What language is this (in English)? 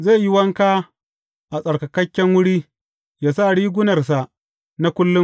Hausa